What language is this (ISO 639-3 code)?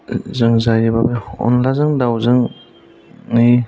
brx